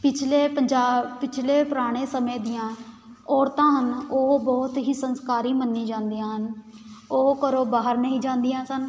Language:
Punjabi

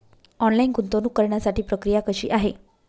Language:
Marathi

